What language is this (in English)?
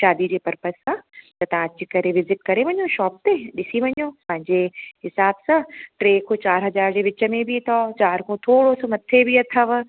Sindhi